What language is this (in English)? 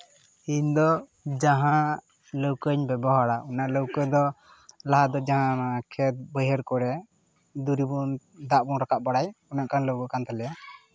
Santali